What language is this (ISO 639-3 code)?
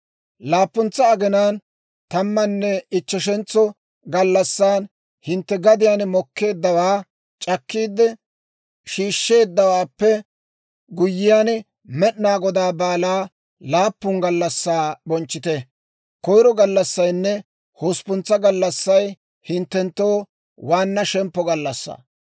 dwr